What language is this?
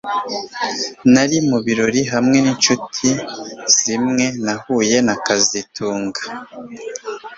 Kinyarwanda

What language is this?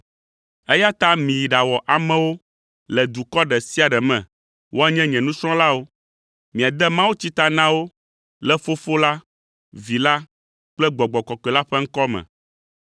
Ewe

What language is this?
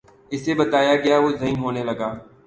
Urdu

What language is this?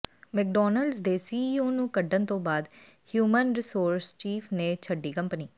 Punjabi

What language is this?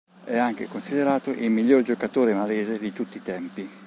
Italian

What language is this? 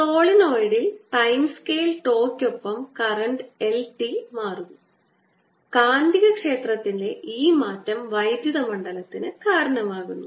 Malayalam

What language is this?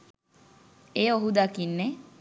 Sinhala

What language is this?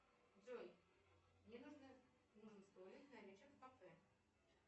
Russian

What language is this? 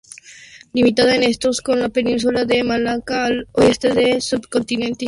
Spanish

